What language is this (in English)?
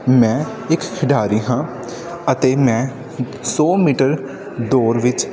Punjabi